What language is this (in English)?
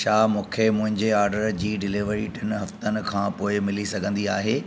Sindhi